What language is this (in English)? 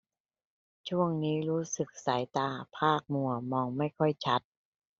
Thai